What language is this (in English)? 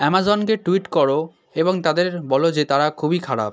Bangla